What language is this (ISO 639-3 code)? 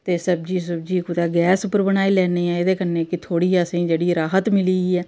doi